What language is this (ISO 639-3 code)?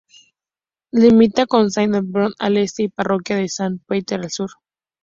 spa